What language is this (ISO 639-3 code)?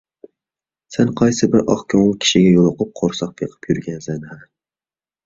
uig